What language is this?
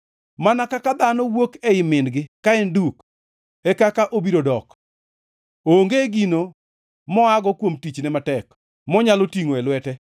Luo (Kenya and Tanzania)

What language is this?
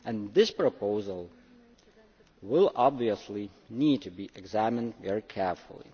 English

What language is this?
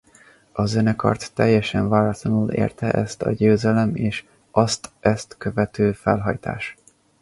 Hungarian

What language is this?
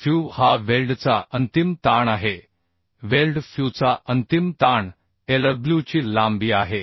Marathi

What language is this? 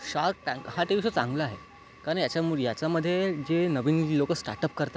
Marathi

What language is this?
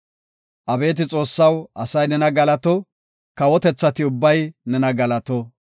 Gofa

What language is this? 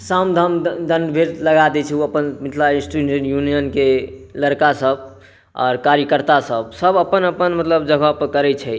Maithili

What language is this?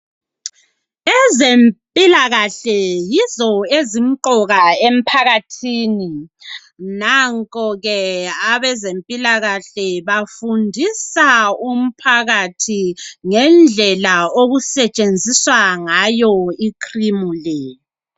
North Ndebele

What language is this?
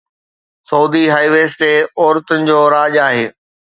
Sindhi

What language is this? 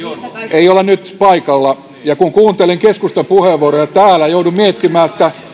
Finnish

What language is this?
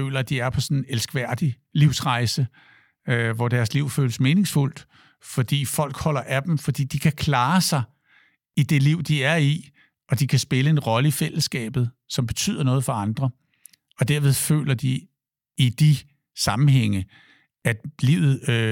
Danish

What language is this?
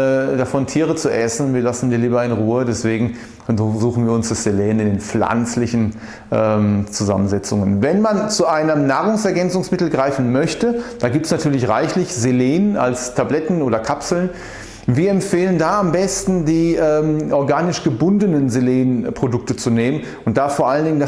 German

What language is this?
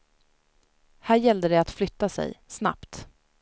Swedish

